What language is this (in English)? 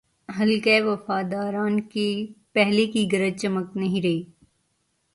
Urdu